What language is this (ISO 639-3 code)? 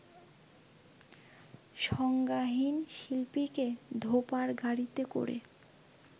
ben